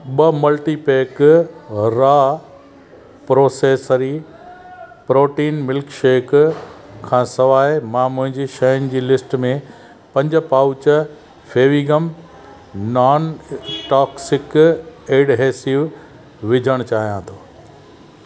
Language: Sindhi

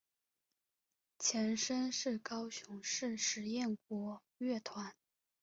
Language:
Chinese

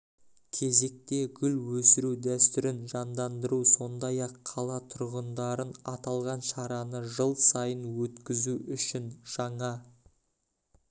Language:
Kazakh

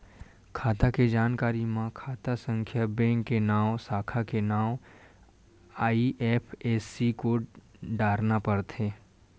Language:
Chhattisgarhi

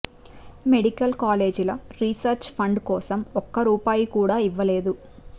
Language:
Telugu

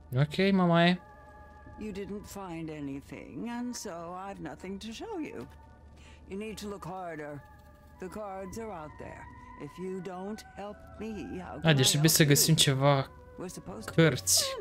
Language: Romanian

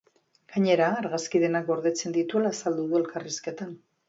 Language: Basque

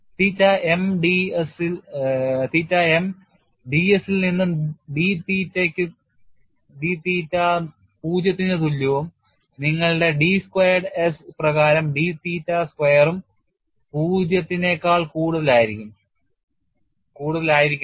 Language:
Malayalam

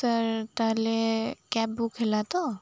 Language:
Odia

